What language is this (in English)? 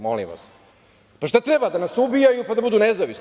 Serbian